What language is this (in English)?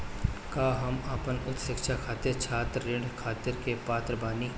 Bhojpuri